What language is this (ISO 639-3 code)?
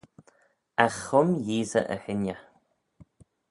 glv